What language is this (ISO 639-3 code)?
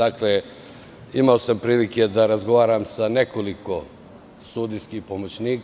srp